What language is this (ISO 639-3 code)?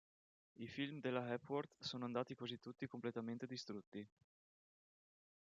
ita